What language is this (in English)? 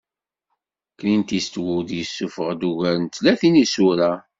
Kabyle